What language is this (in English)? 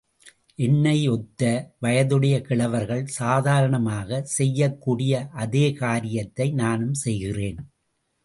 Tamil